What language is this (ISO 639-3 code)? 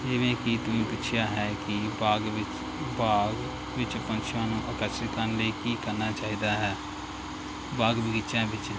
pan